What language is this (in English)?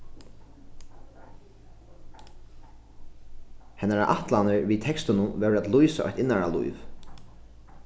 Faroese